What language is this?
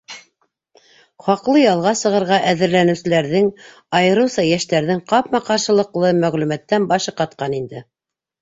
Bashkir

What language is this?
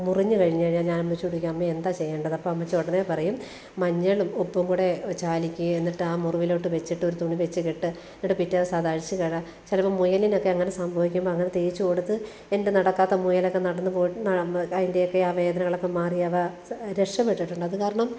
Malayalam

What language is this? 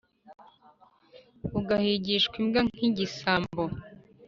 Kinyarwanda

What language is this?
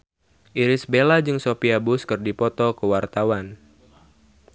Sundanese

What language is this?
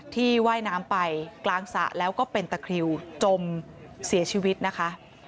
Thai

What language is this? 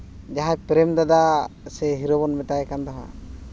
Santali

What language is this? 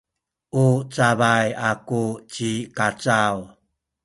Sakizaya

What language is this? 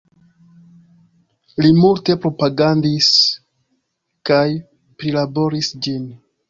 Esperanto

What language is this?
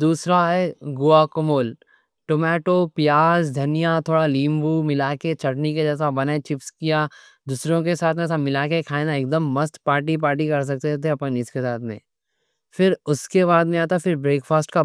Deccan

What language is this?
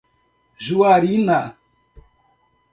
Portuguese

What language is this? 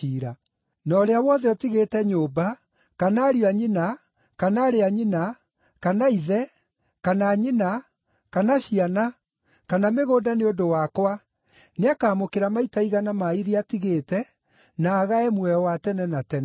Kikuyu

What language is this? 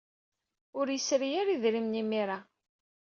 Kabyle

